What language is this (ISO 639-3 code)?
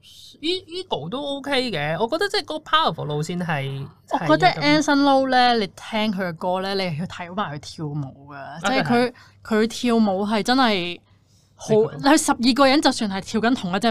zho